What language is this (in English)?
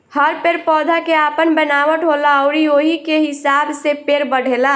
Bhojpuri